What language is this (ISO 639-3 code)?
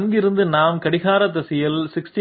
tam